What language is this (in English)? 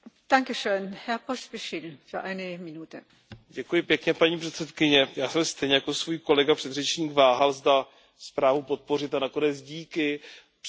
Czech